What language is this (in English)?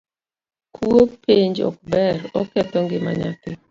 Luo (Kenya and Tanzania)